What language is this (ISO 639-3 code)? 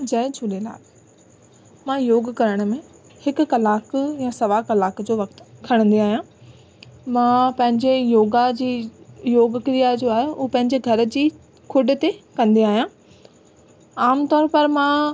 snd